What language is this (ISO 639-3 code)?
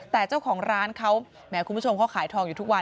tha